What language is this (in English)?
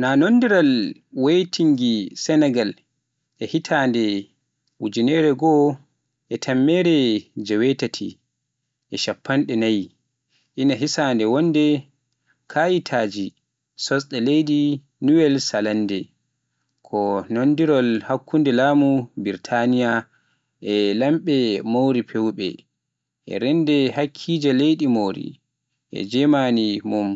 Pular